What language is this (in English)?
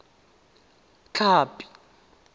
Tswana